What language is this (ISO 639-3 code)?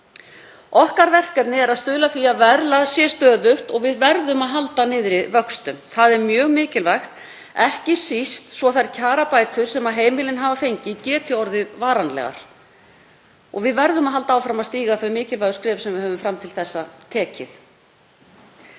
isl